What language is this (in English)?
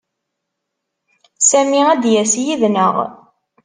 Kabyle